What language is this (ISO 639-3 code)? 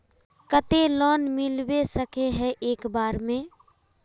mag